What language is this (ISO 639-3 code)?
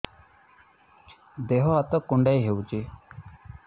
ori